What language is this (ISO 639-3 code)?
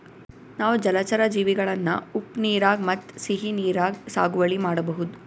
kan